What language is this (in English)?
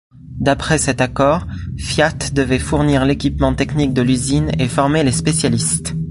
French